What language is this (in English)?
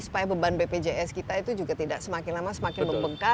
Indonesian